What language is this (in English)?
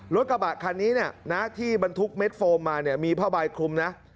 Thai